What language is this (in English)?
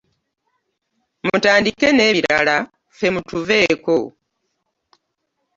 Ganda